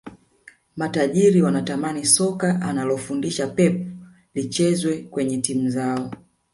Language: Swahili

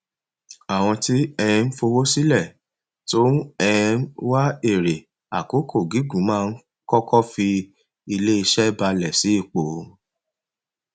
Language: Yoruba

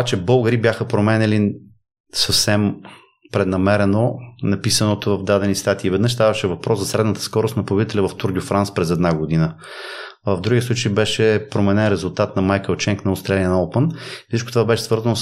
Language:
Bulgarian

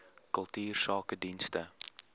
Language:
Afrikaans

